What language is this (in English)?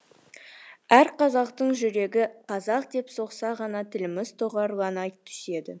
Kazakh